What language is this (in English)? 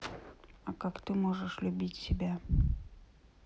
Russian